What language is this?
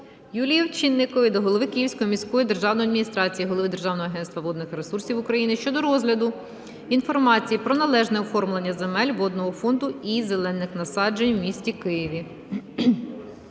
Ukrainian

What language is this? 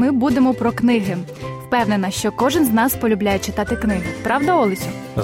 Ukrainian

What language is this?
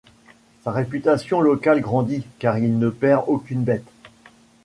French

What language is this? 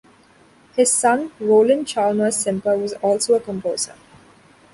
English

